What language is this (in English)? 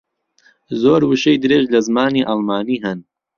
Central Kurdish